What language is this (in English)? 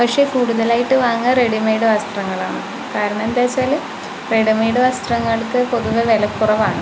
Malayalam